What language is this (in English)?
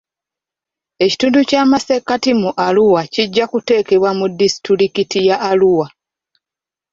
Ganda